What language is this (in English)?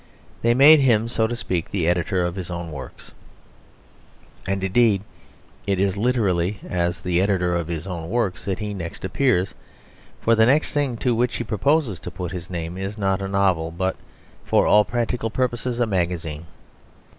English